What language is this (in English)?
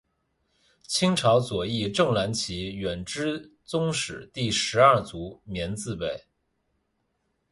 Chinese